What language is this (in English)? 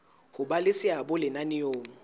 Southern Sotho